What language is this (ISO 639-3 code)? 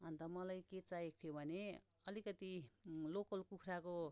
nep